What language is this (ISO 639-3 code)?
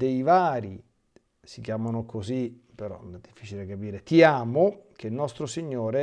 ita